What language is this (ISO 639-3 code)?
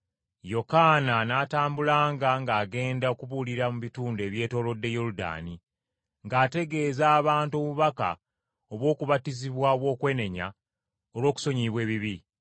lug